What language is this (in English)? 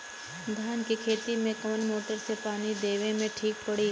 Bhojpuri